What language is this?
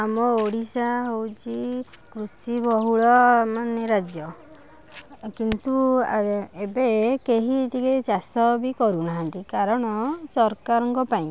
Odia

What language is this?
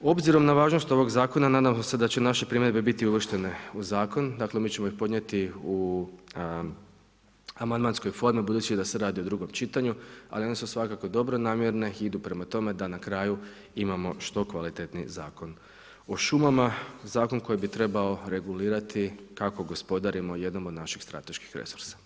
Croatian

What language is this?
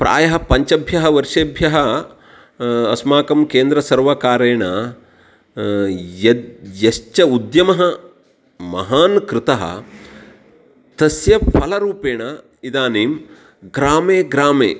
Sanskrit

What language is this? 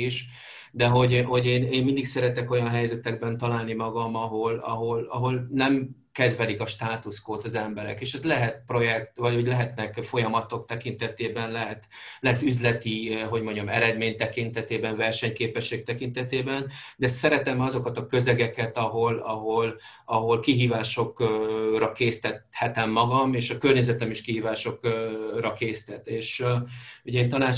Hungarian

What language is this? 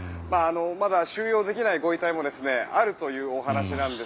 Japanese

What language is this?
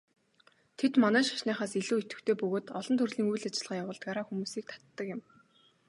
Mongolian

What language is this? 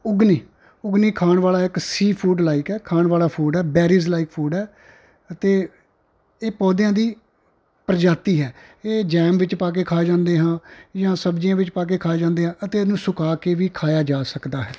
Punjabi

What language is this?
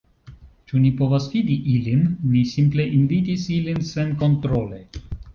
Esperanto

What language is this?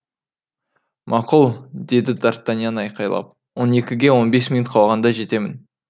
Kazakh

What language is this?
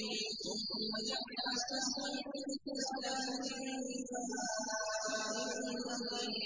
Arabic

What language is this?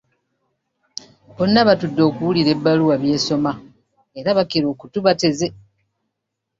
Ganda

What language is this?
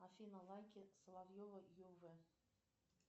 Russian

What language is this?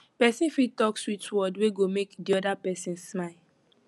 Nigerian Pidgin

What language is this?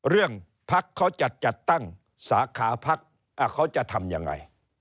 Thai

